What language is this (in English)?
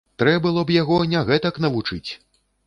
Belarusian